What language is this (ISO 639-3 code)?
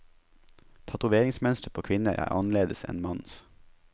nor